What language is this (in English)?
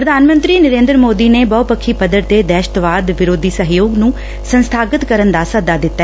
Punjabi